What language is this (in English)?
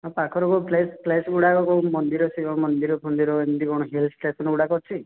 Odia